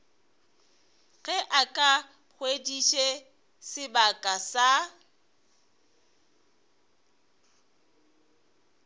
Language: Northern Sotho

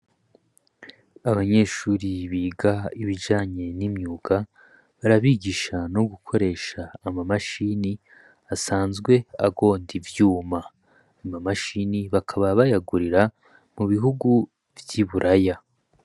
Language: Rundi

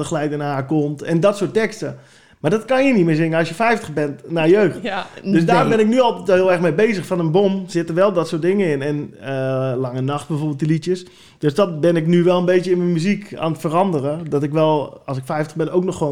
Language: Dutch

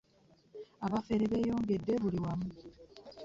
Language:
Ganda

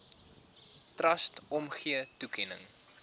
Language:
Afrikaans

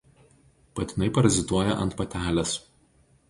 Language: Lithuanian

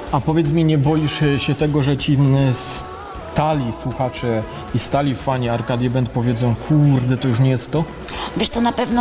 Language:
Polish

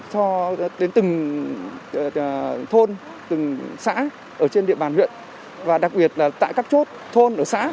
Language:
Vietnamese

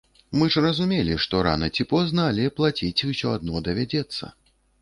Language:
Belarusian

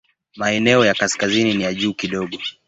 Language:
Swahili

